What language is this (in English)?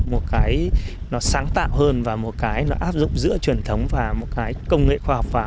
Vietnamese